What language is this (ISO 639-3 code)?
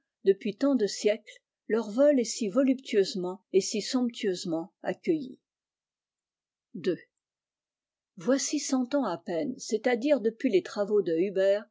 fra